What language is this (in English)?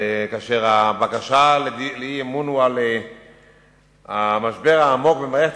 Hebrew